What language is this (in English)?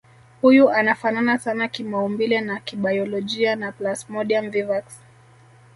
Swahili